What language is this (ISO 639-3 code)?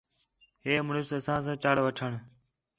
xhe